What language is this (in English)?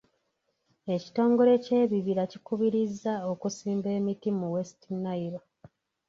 Ganda